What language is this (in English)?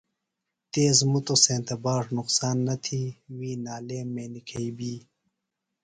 Phalura